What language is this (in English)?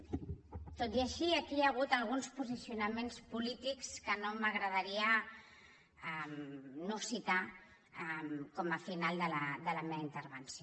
Catalan